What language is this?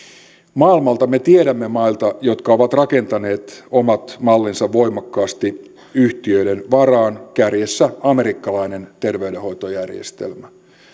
Finnish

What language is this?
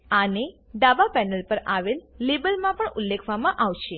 Gujarati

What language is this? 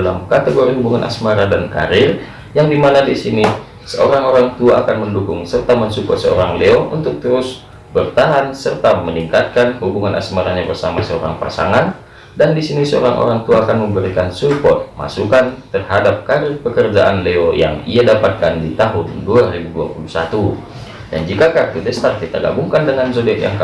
Indonesian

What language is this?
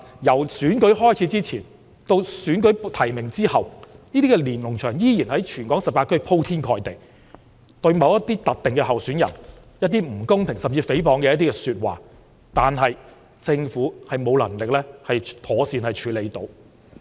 Cantonese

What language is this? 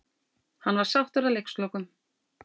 Icelandic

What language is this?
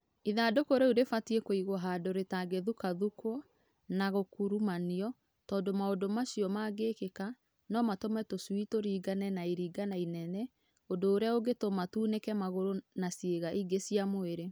Kikuyu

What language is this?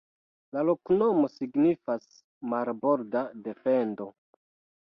Esperanto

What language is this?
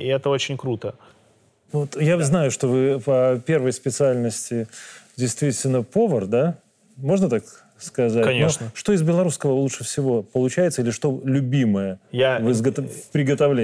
Russian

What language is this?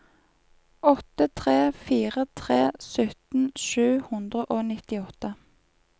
Norwegian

